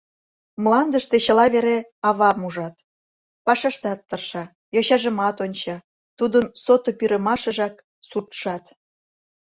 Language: Mari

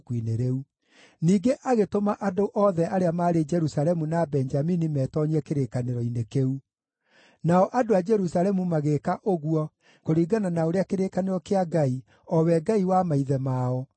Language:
Kikuyu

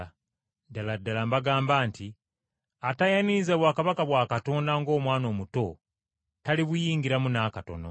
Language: Ganda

